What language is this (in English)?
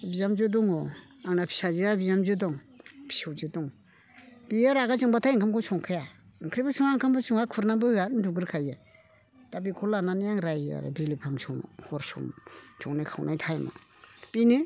Bodo